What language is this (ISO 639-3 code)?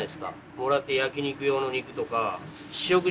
jpn